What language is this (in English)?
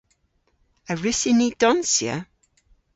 Cornish